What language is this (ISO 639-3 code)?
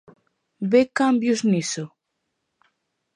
glg